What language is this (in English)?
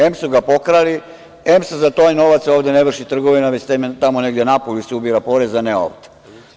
Serbian